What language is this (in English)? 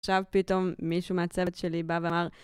Hebrew